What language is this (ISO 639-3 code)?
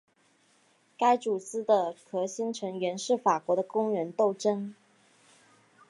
zho